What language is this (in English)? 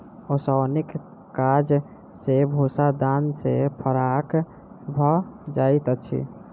Maithili